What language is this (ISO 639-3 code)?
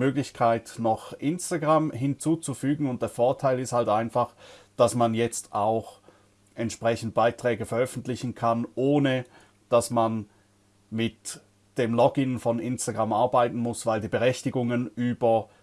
deu